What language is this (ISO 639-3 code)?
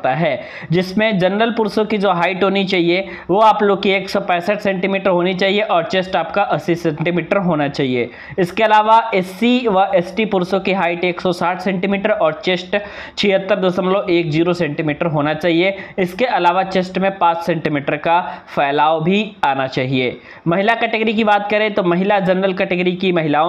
hin